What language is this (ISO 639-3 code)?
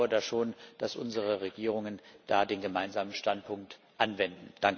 deu